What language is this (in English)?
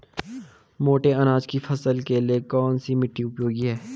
Hindi